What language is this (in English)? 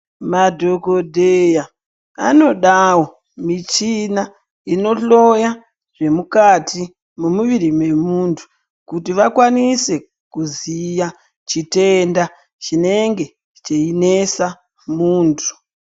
Ndau